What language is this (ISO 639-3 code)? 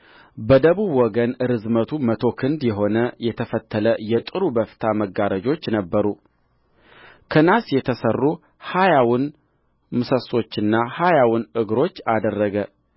amh